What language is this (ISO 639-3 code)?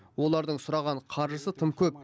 kaz